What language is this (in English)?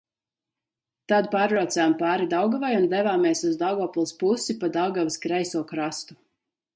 Latvian